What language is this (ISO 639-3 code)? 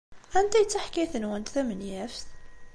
kab